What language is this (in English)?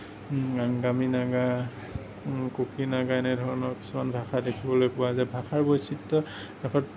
Assamese